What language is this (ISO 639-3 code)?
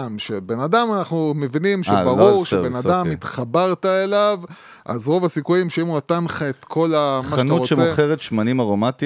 heb